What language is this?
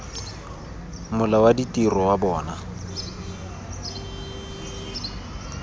Tswana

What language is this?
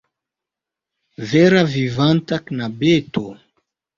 Esperanto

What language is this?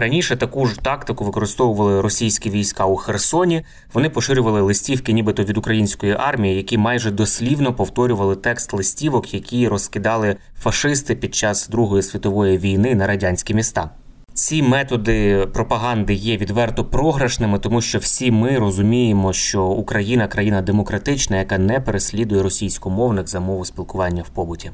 Ukrainian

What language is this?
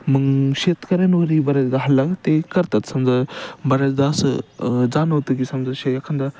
Marathi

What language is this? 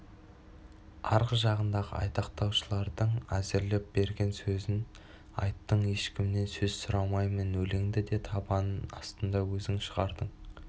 Kazakh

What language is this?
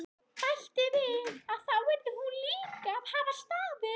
Icelandic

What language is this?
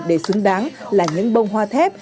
Vietnamese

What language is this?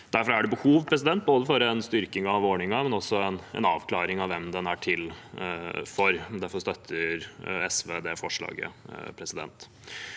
Norwegian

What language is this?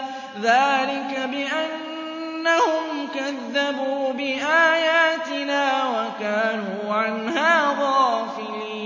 Arabic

